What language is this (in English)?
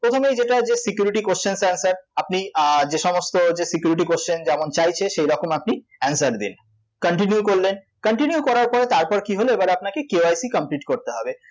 Bangla